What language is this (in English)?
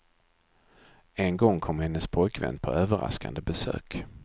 Swedish